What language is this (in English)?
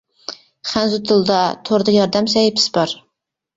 Uyghur